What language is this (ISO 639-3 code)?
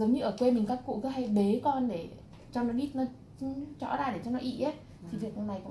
vie